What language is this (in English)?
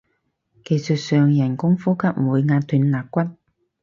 Cantonese